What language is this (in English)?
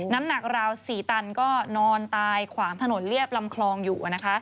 Thai